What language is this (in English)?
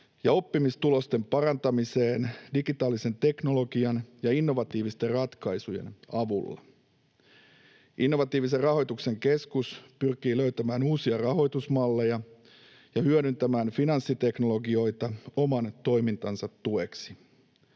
Finnish